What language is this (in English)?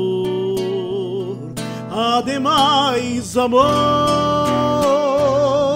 Portuguese